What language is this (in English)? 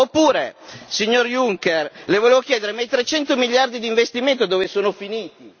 Italian